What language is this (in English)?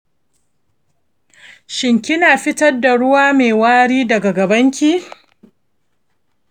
Hausa